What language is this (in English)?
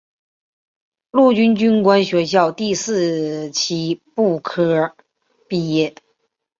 Chinese